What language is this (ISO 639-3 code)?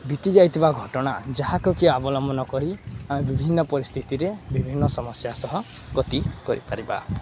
ori